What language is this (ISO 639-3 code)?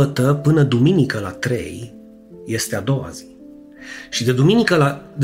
ron